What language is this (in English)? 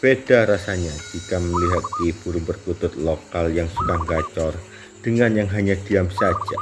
Indonesian